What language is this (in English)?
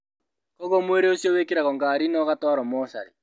Kikuyu